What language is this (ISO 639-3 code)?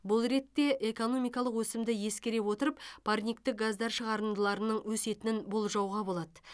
kaz